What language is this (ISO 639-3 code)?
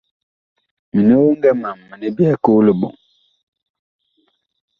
bkh